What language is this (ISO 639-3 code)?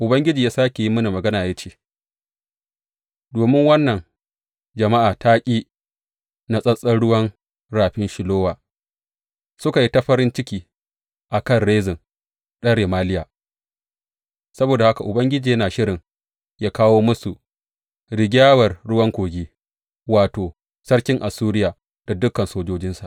hau